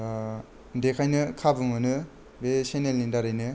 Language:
Bodo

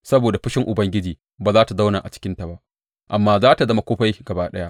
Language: Hausa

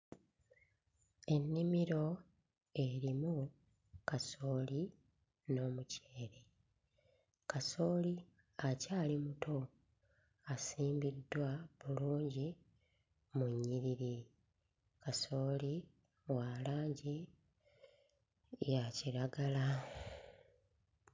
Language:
Ganda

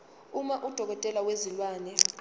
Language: Zulu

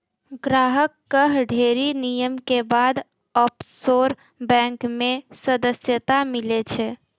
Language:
Maithili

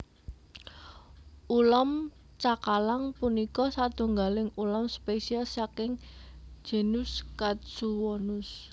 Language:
Javanese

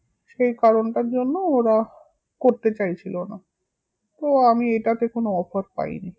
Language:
Bangla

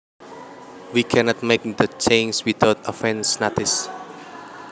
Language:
Javanese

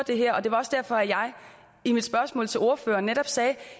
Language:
Danish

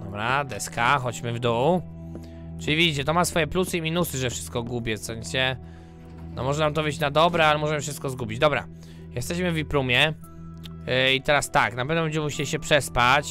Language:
Polish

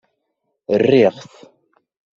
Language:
Kabyle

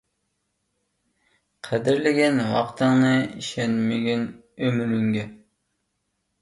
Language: Uyghur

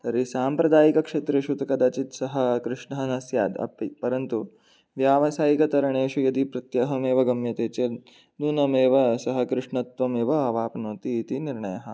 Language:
Sanskrit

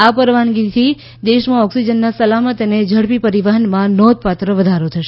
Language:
Gujarati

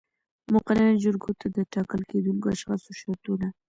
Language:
Pashto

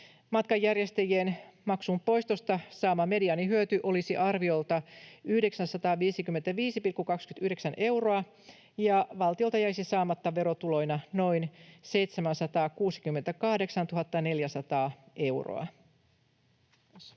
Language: Finnish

